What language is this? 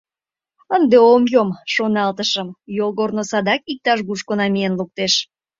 Mari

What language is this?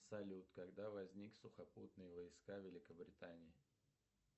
Russian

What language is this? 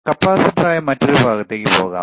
Malayalam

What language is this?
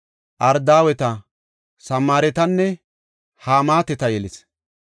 Gofa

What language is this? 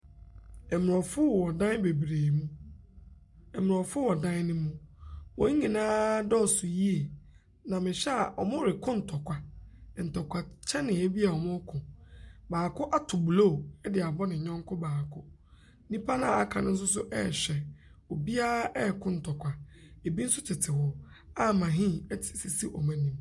Akan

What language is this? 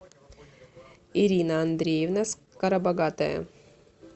Russian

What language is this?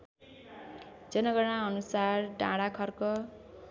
Nepali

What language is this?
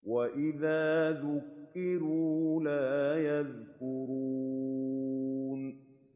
Arabic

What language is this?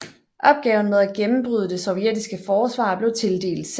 Danish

